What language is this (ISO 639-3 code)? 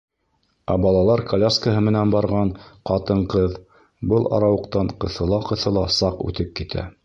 bak